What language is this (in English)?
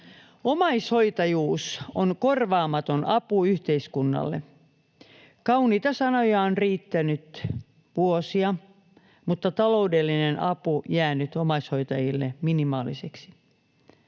Finnish